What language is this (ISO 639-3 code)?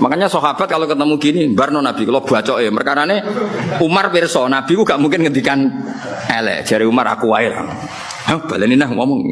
ind